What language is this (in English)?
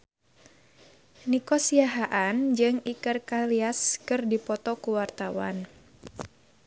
Sundanese